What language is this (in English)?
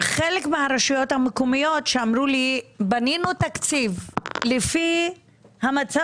Hebrew